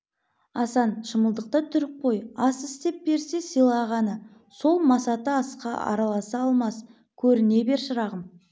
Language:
Kazakh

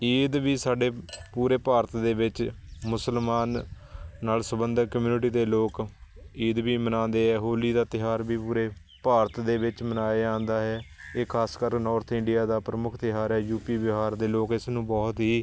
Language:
Punjabi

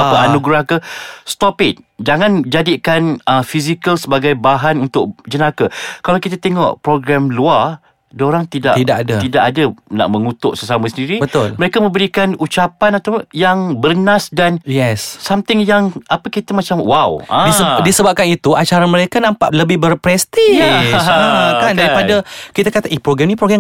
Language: Malay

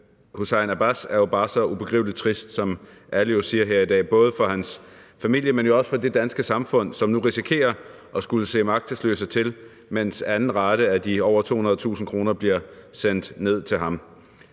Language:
Danish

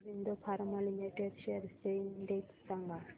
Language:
Marathi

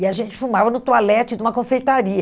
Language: Portuguese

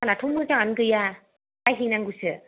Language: Bodo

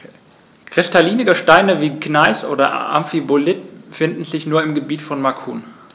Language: German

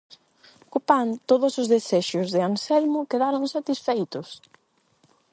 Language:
Galician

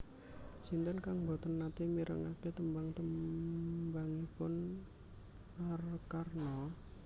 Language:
Javanese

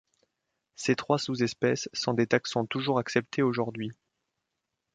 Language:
French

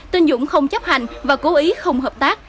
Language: Vietnamese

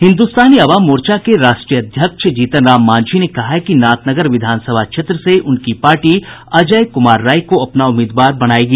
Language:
Hindi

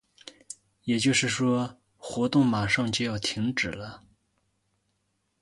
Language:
Chinese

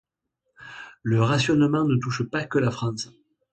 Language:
French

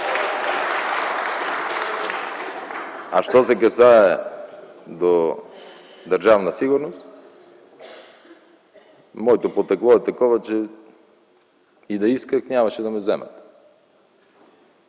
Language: Bulgarian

